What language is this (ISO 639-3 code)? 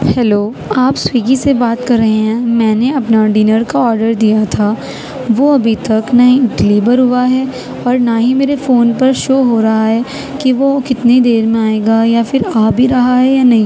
urd